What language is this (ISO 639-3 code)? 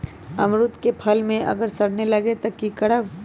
mag